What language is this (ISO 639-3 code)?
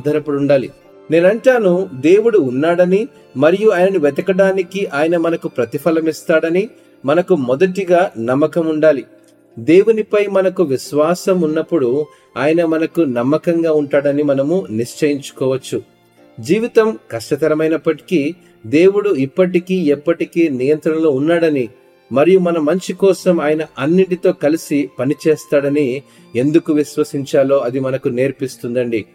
tel